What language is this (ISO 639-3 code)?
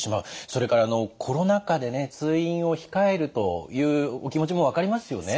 jpn